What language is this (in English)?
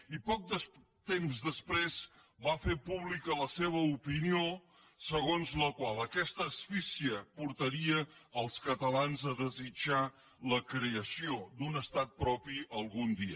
Catalan